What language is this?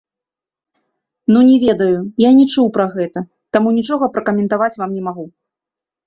Belarusian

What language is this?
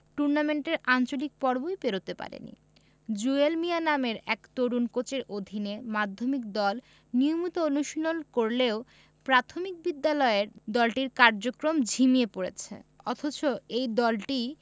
Bangla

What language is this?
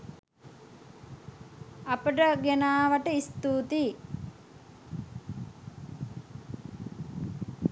Sinhala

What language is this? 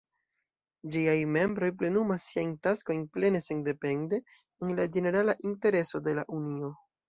Esperanto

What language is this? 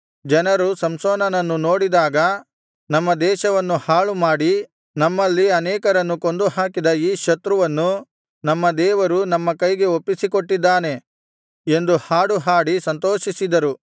Kannada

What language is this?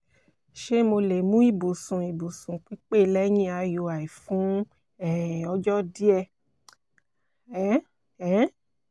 Yoruba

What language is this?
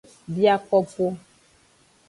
Aja (Benin)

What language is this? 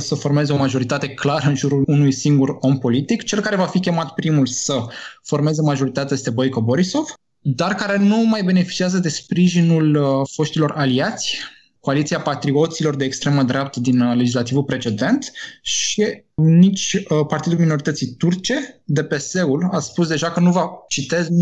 Romanian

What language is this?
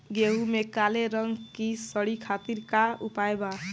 Bhojpuri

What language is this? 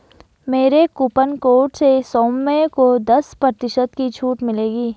Hindi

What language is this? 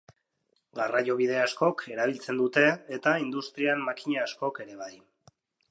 Basque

